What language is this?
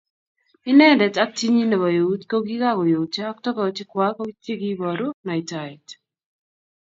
Kalenjin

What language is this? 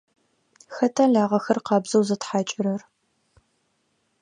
Adyghe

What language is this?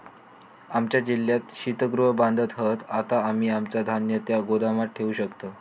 Marathi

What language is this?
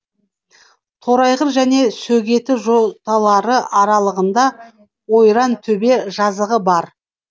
Kazakh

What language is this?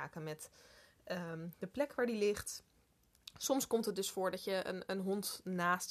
Dutch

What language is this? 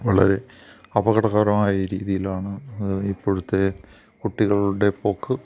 Malayalam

